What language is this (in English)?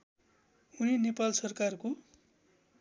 Nepali